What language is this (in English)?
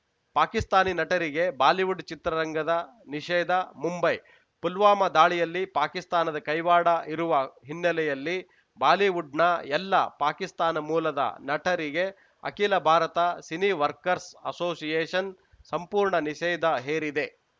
Kannada